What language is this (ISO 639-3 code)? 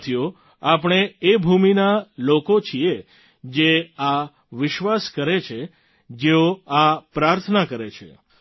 guj